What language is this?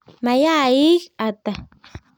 Kalenjin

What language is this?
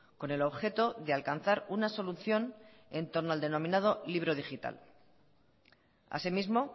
Spanish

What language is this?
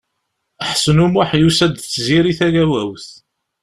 Kabyle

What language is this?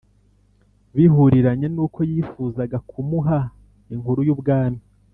Kinyarwanda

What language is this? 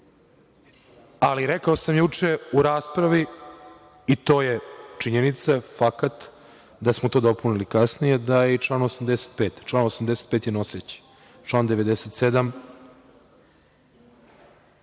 Serbian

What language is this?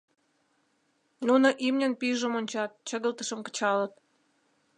Mari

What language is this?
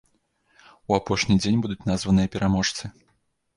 Belarusian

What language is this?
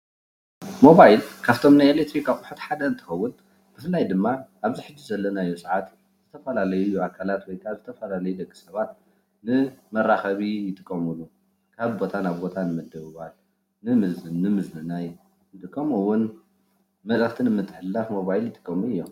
Tigrinya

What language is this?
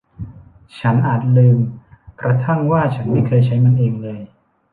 Thai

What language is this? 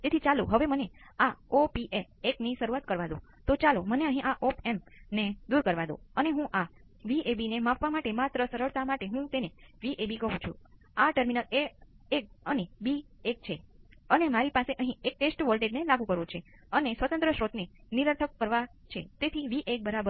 Gujarati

